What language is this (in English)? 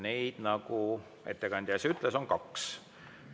Estonian